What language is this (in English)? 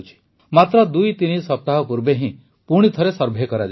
Odia